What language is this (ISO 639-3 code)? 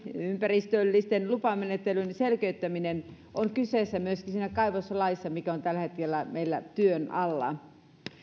fin